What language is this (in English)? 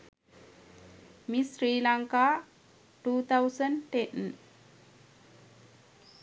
Sinhala